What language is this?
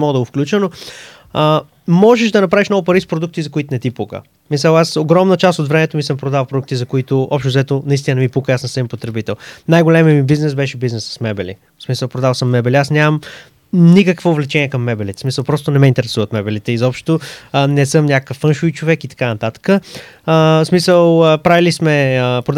Bulgarian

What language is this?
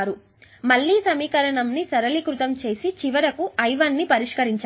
Telugu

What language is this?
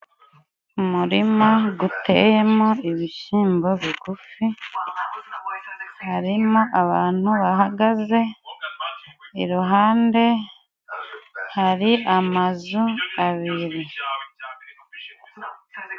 Kinyarwanda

